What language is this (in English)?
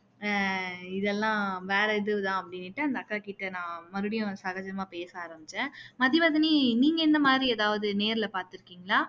Tamil